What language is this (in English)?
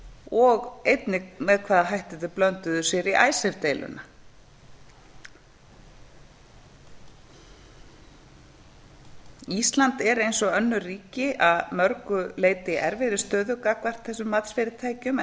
Icelandic